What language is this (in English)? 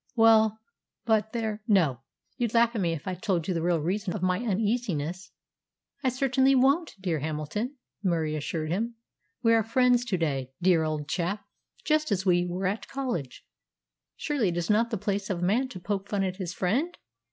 English